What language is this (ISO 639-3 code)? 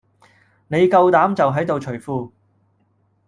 yue